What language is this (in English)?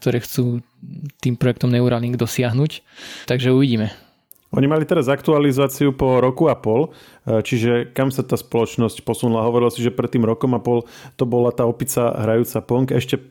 Slovak